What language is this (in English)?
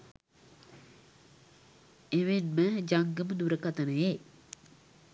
Sinhala